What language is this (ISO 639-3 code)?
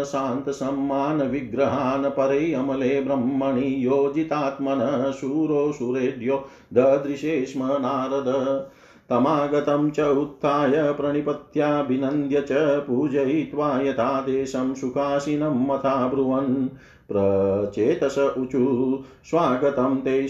hin